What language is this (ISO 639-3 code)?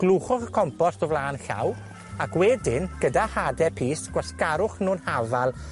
cym